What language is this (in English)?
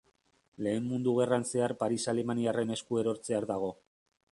Basque